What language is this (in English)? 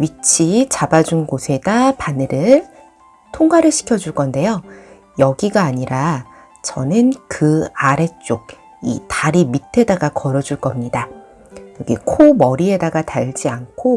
Korean